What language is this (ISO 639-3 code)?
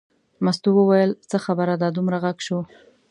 pus